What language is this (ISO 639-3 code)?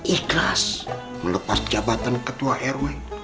ind